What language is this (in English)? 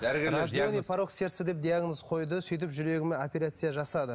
Kazakh